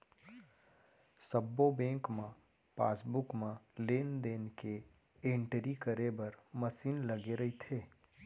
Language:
Chhattisgarhi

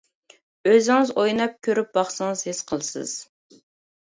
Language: Uyghur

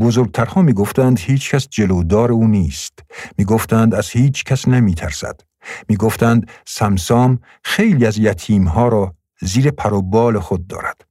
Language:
Persian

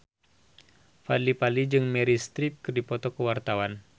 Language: Sundanese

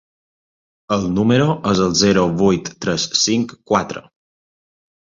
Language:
Catalan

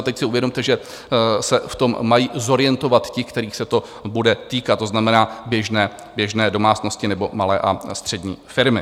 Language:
Czech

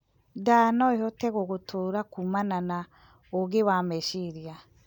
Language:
Kikuyu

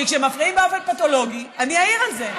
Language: Hebrew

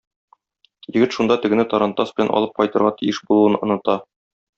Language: Tatar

